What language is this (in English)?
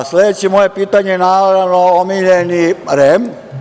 Serbian